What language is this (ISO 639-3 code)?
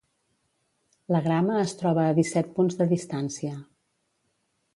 cat